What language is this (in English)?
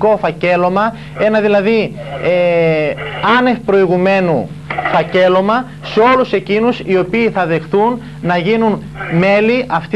Greek